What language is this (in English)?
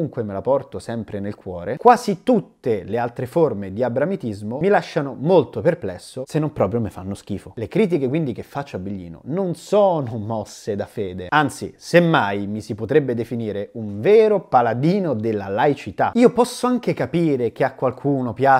Italian